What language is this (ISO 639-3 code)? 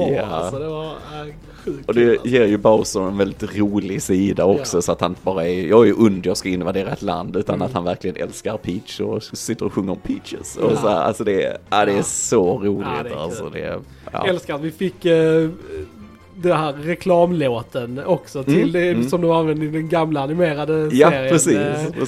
swe